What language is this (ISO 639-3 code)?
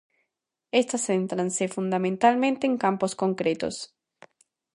glg